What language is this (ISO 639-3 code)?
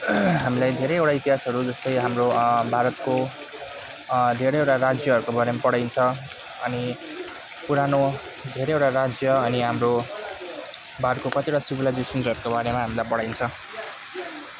nep